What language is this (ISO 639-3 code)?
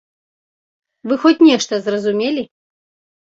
bel